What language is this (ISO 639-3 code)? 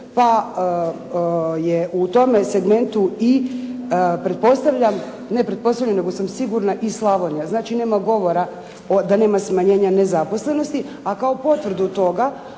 hrv